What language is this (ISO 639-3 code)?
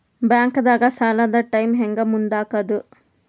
kan